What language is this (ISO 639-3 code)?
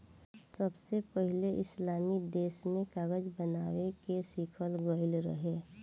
bho